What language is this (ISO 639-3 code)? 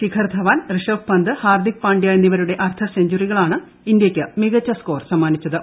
mal